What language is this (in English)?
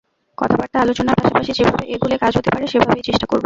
Bangla